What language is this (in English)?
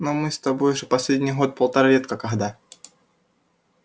Russian